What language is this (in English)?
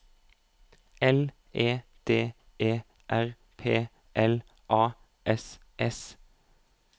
Norwegian